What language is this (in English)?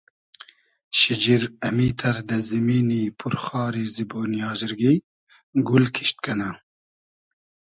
Hazaragi